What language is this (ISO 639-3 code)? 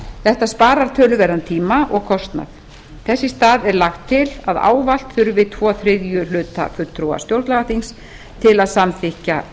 isl